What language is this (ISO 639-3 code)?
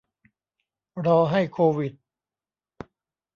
tha